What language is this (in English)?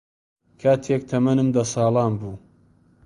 Central Kurdish